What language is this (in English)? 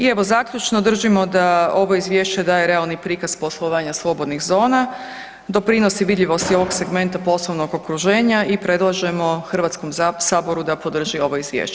Croatian